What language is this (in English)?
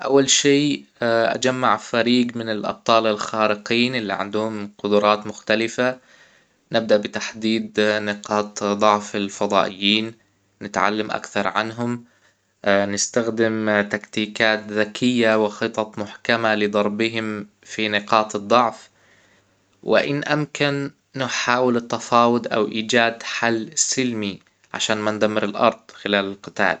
Hijazi Arabic